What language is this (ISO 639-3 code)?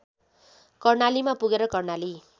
nep